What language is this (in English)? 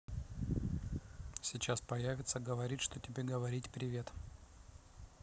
Russian